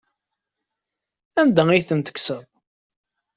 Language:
Kabyle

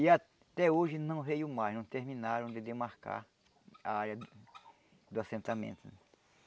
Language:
Portuguese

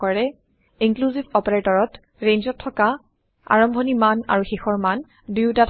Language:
Assamese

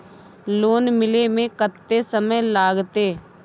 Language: Maithili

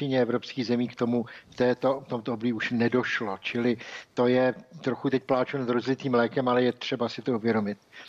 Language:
Czech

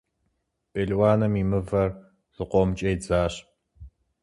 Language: Kabardian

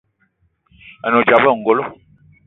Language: Eton (Cameroon)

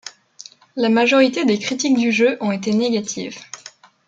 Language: French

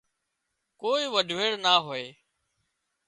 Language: Wadiyara Koli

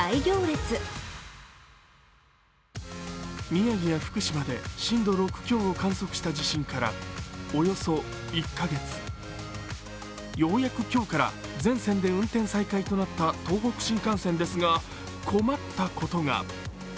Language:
Japanese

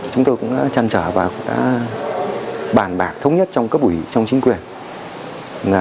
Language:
Vietnamese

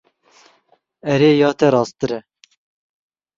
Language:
Kurdish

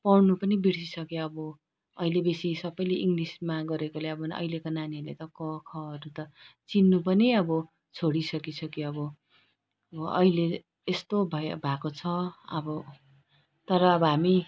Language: Nepali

